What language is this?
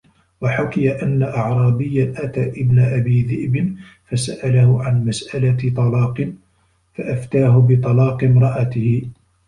Arabic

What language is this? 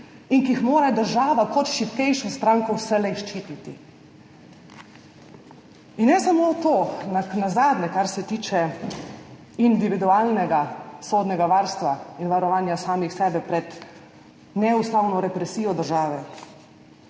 Slovenian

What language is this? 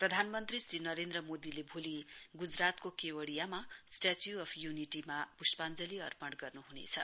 Nepali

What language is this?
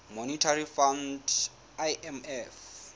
Southern Sotho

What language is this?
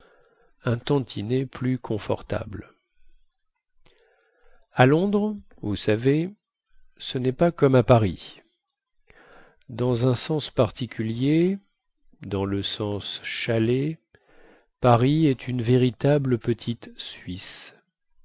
French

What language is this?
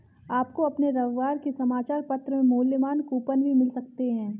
Hindi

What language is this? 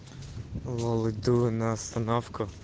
Russian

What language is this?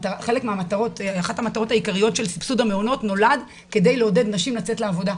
Hebrew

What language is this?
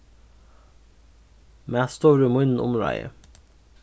Faroese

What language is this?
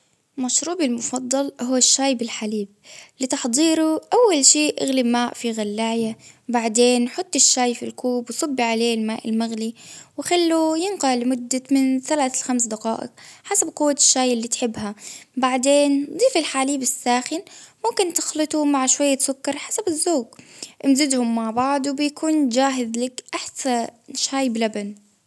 Baharna Arabic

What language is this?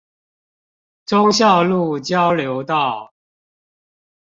Chinese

